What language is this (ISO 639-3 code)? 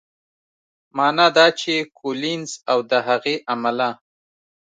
pus